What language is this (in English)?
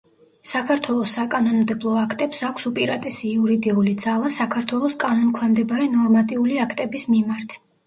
Georgian